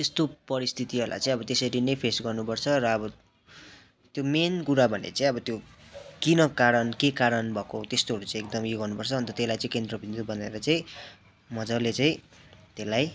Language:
Nepali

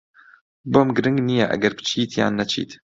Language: Central Kurdish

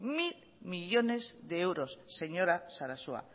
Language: Spanish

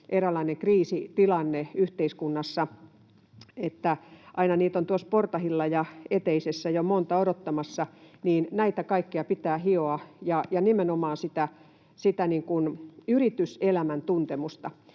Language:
Finnish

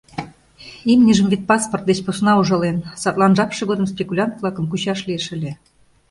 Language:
Mari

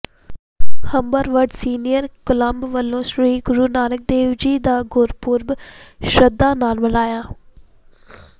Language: Punjabi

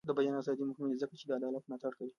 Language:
Pashto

